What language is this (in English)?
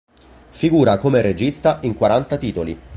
Italian